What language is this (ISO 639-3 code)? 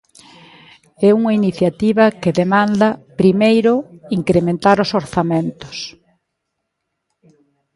glg